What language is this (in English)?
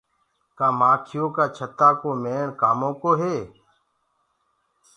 Gurgula